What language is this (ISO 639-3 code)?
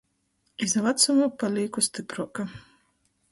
ltg